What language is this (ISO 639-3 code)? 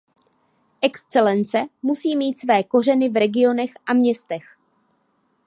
ces